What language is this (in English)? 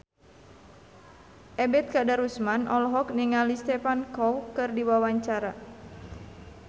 Sundanese